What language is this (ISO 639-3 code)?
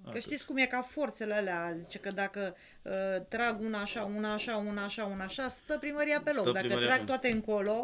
ron